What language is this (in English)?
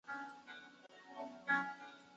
Chinese